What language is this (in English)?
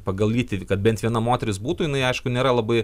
Lithuanian